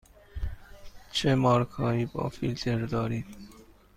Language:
Persian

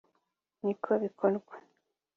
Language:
Kinyarwanda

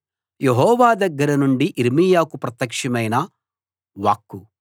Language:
Telugu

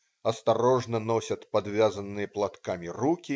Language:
Russian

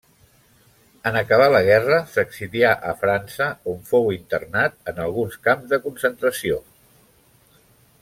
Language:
Catalan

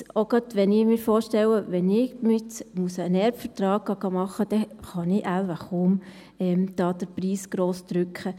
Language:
Swiss German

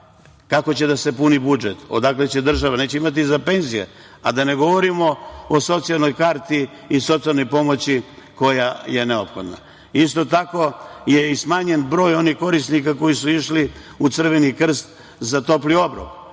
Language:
Serbian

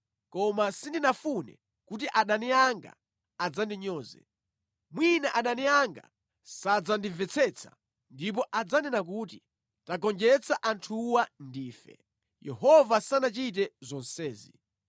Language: Nyanja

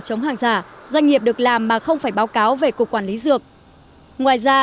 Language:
Vietnamese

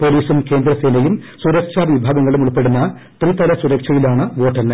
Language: Malayalam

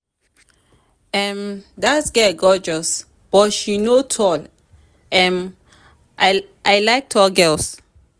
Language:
Nigerian Pidgin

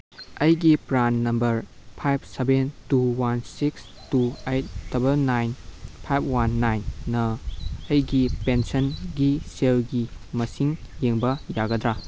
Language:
Manipuri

